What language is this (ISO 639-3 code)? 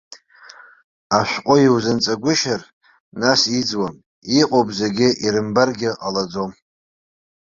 abk